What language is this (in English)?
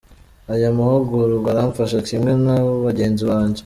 Kinyarwanda